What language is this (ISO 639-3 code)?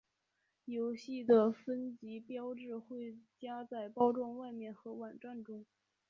zho